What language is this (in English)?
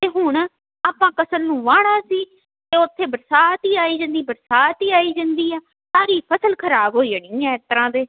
Punjabi